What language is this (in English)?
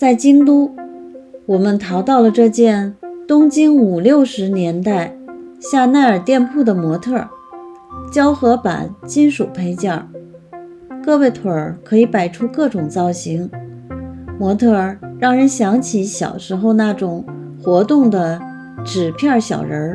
Chinese